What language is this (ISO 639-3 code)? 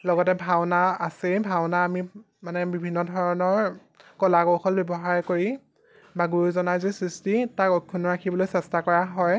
asm